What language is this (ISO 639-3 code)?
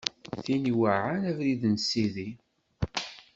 kab